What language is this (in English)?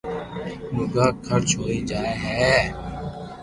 Loarki